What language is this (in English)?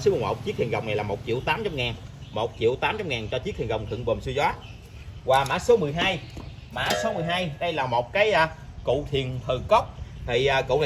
Vietnamese